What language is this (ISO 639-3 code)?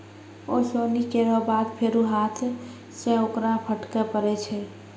mai